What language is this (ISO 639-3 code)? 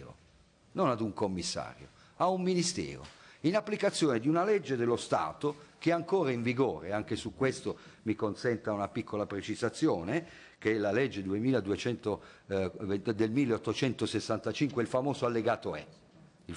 ita